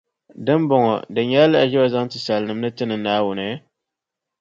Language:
Dagbani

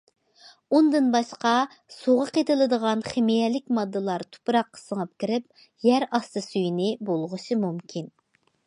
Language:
Uyghur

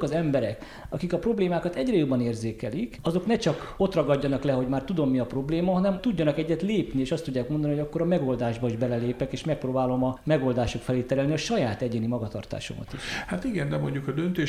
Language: Hungarian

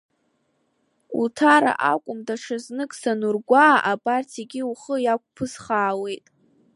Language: Abkhazian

